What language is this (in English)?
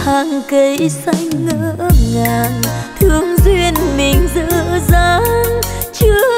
Vietnamese